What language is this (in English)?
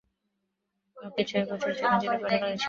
Bangla